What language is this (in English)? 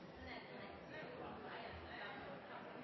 Norwegian Bokmål